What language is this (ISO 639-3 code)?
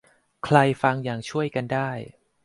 tha